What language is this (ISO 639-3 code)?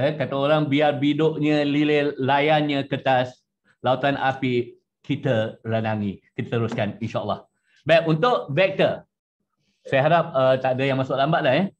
msa